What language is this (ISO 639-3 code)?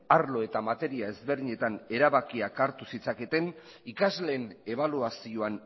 eus